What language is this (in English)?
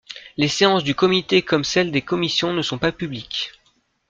French